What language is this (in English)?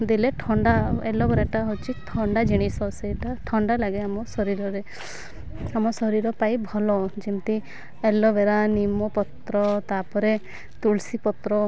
Odia